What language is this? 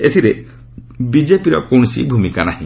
Odia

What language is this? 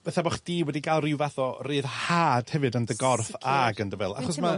Welsh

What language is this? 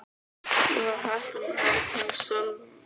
Icelandic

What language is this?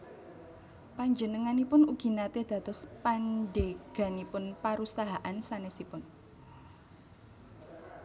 Javanese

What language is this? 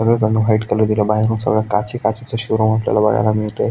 Marathi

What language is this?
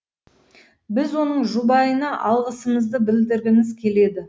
Kazakh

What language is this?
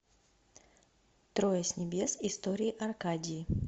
Russian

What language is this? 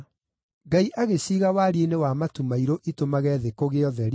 Kikuyu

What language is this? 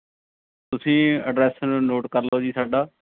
Punjabi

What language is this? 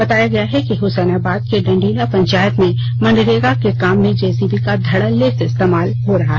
Hindi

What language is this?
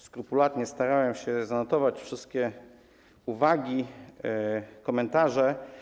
Polish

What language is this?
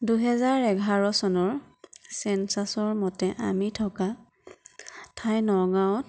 Assamese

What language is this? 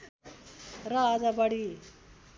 Nepali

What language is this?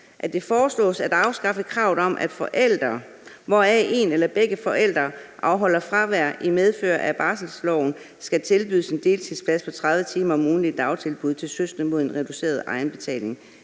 Danish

